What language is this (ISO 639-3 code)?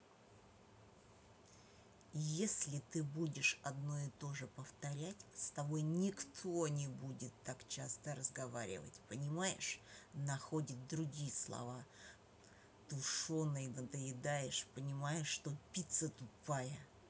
rus